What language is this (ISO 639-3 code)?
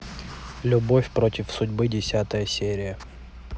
rus